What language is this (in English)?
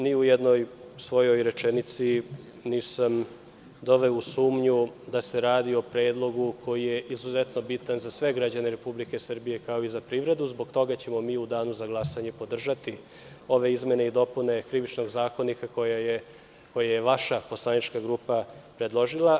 Serbian